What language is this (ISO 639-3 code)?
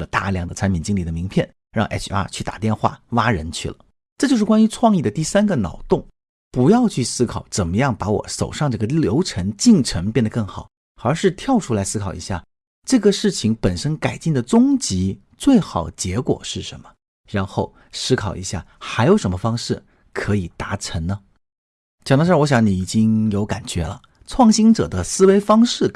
zho